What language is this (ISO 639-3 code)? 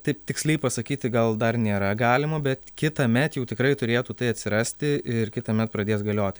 lit